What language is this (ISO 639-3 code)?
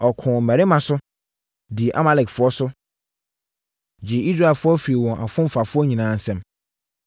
aka